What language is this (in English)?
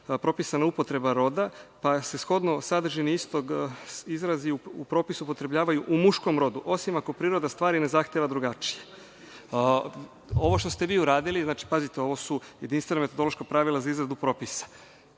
Serbian